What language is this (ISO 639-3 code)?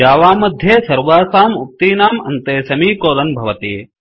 san